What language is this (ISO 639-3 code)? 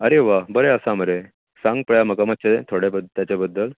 kok